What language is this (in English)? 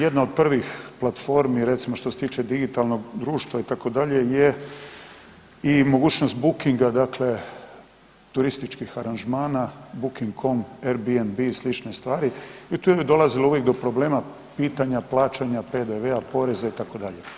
Croatian